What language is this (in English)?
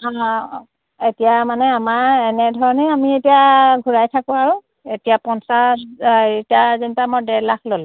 Assamese